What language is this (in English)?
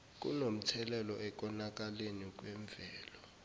Zulu